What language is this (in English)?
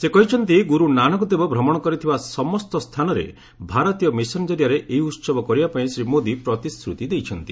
Odia